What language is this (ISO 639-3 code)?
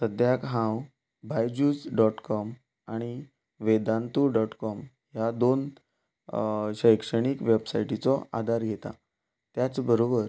kok